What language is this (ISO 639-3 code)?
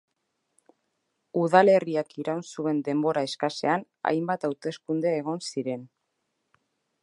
eus